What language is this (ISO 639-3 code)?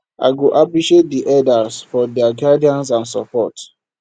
pcm